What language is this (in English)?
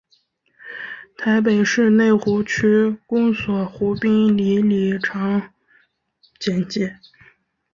Chinese